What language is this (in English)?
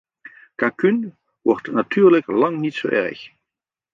Dutch